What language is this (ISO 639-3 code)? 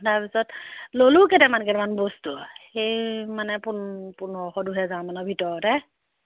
asm